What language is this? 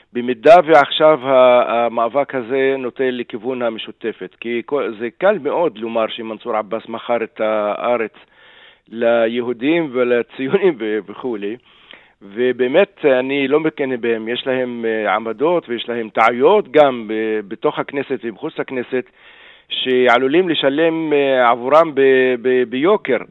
Hebrew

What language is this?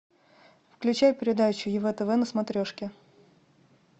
Russian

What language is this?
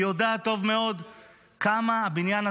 Hebrew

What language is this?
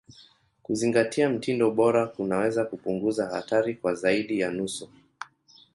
Swahili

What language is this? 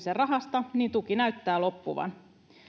Finnish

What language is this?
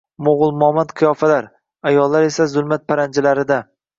Uzbek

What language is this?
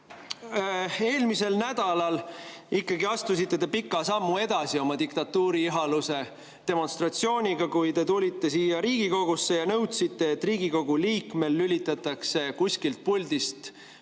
Estonian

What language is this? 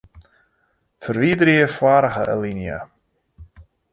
Western Frisian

